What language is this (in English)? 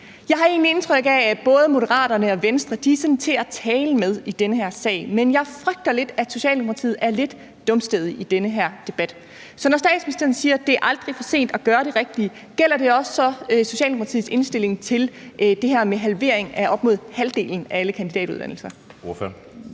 Danish